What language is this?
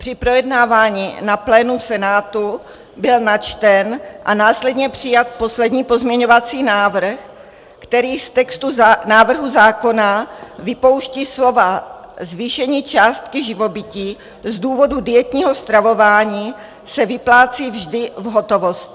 Czech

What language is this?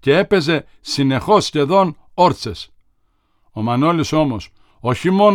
Greek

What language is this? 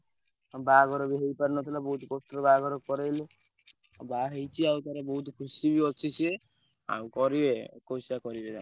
Odia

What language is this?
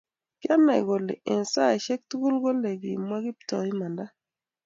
Kalenjin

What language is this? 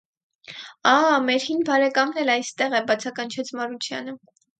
Armenian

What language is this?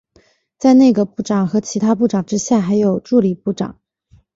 Chinese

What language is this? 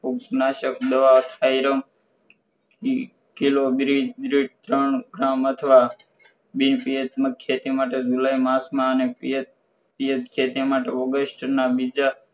Gujarati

